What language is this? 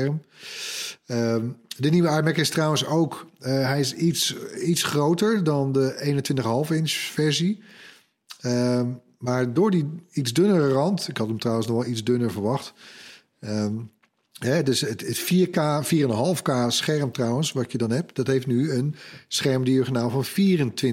Dutch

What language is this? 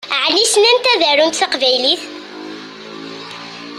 Kabyle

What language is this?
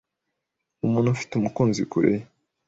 Kinyarwanda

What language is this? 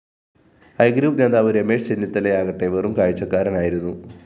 Malayalam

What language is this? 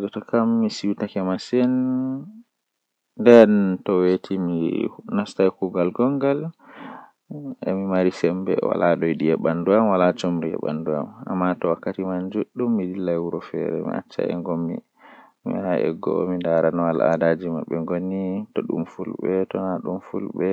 Western Niger Fulfulde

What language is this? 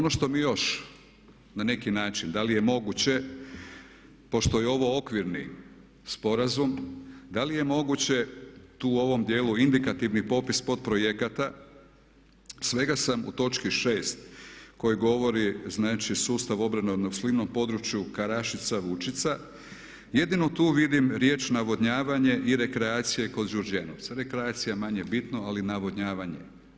Croatian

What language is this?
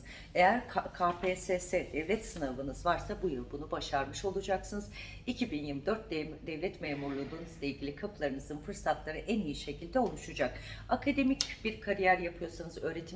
Turkish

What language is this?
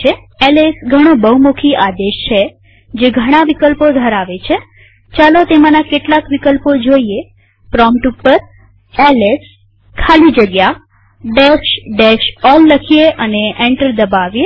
Gujarati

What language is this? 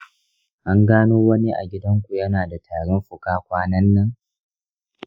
Hausa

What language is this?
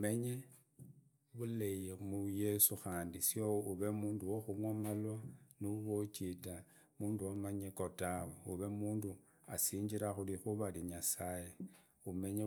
Idakho-Isukha-Tiriki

